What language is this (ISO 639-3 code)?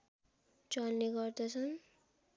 nep